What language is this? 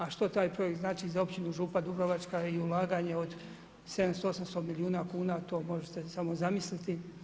Croatian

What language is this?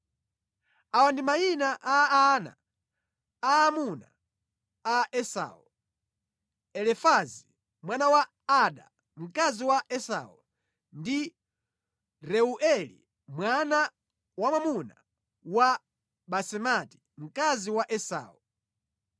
Nyanja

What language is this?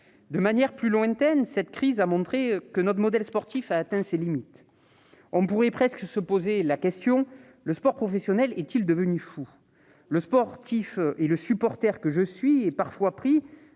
French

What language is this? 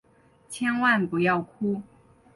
Chinese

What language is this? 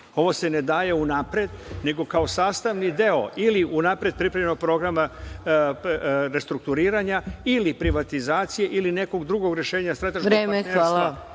Serbian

